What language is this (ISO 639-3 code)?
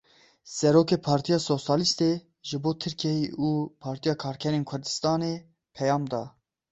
kur